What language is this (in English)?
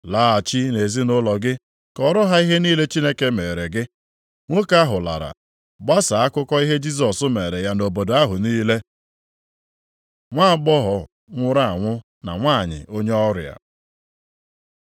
Igbo